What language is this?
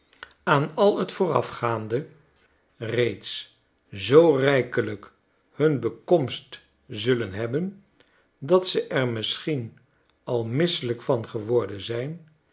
Dutch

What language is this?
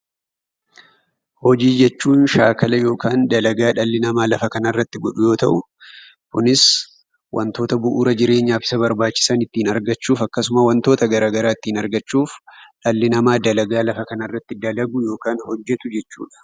Oromo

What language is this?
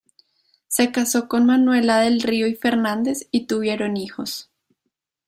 Spanish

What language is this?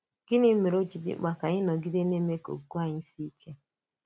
Igbo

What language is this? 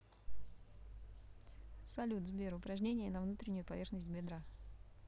Russian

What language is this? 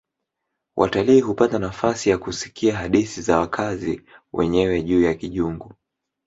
Swahili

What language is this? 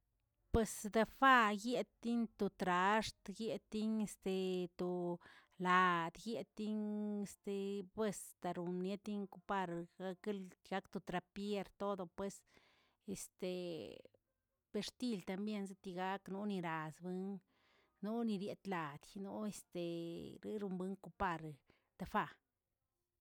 Tilquiapan Zapotec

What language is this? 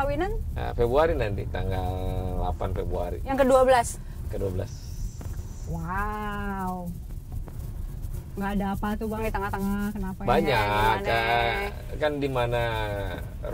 Indonesian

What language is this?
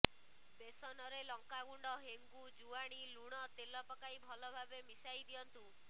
Odia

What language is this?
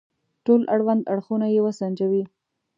Pashto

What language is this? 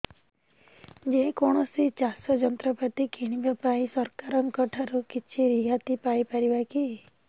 Odia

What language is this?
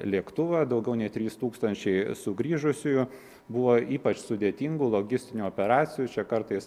Lithuanian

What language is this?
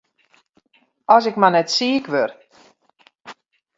Western Frisian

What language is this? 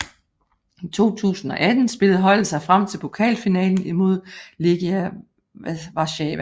Danish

